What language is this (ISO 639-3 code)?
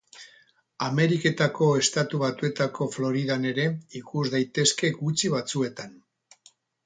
eus